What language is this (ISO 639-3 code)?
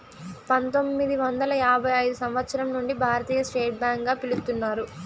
tel